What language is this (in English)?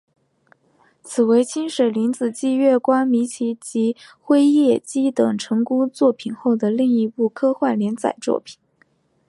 Chinese